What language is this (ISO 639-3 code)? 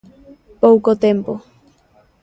glg